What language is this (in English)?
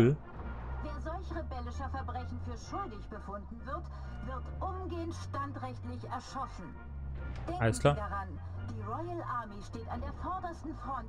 German